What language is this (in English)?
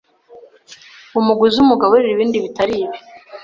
Kinyarwanda